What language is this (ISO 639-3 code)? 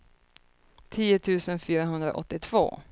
swe